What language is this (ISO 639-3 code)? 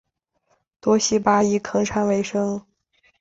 zho